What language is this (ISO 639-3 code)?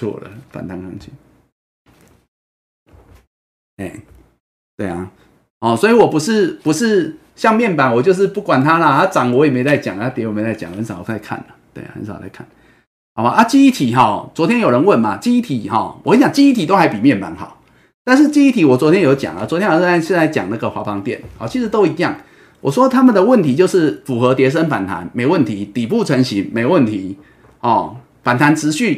zho